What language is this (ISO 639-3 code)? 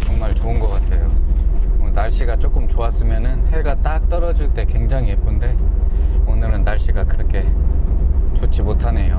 kor